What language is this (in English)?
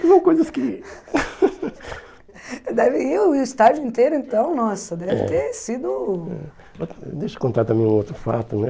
Portuguese